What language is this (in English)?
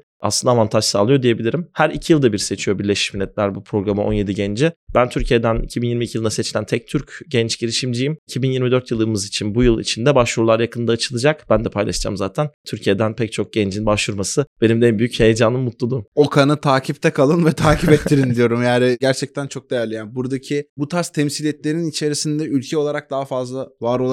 Turkish